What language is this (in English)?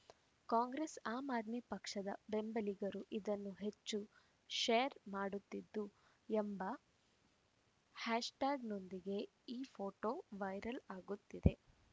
Kannada